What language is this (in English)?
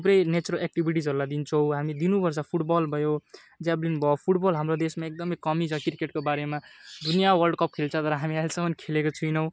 Nepali